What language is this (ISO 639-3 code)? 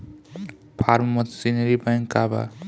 bho